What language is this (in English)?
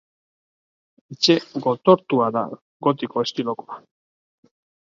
Basque